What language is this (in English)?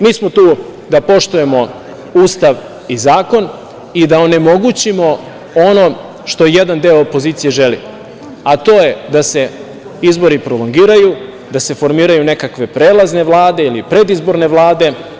Serbian